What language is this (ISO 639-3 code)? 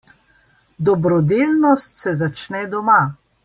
slv